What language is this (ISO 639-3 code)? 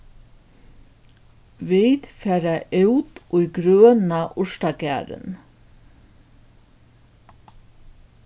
fao